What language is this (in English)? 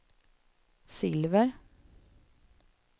Swedish